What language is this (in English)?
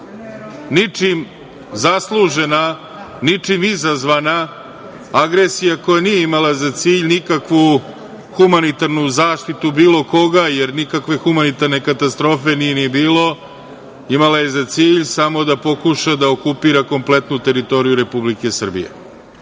Serbian